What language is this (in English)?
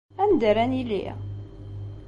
Kabyle